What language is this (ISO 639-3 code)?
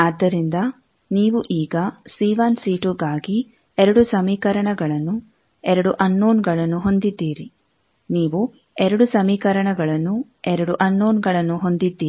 kan